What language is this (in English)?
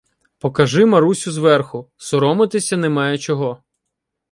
Ukrainian